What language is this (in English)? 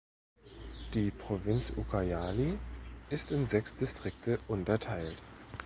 German